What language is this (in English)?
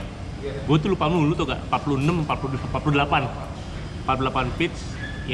Indonesian